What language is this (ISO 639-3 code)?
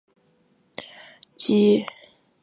zho